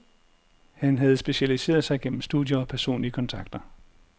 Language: Danish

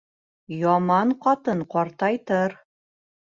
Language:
Bashkir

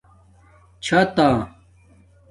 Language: Domaaki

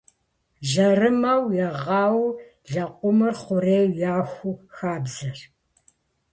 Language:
Kabardian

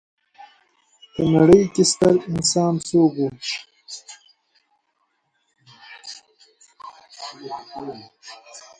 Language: Persian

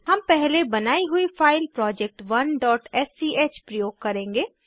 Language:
Hindi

